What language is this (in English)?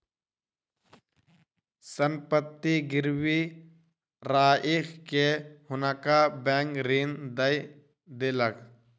Maithili